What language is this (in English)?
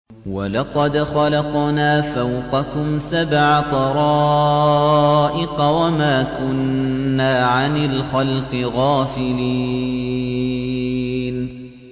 Arabic